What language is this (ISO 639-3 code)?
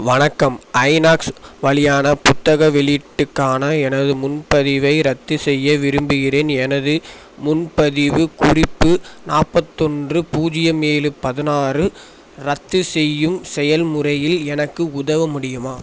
tam